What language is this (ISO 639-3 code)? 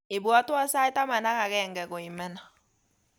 kln